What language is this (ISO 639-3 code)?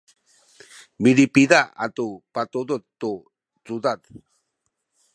szy